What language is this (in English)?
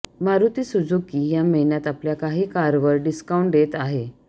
Marathi